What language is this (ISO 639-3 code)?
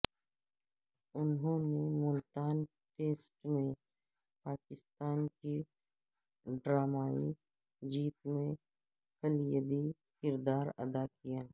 urd